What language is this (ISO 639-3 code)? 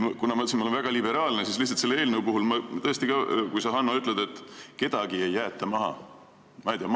est